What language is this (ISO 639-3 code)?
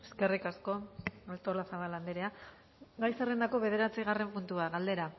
eus